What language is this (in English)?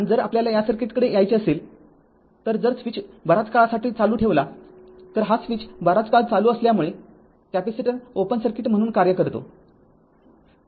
Marathi